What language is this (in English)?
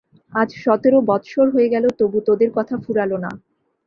Bangla